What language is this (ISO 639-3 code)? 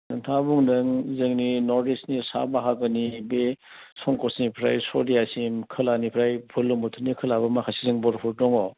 brx